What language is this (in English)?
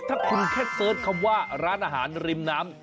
Thai